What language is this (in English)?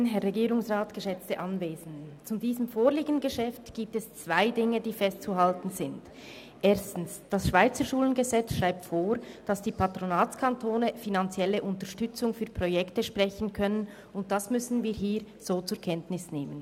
Swiss German